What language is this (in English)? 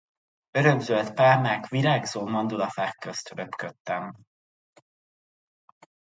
Hungarian